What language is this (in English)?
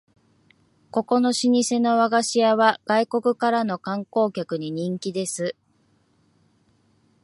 Japanese